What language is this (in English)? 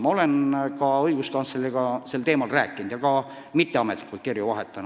Estonian